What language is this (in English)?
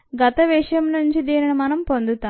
Telugu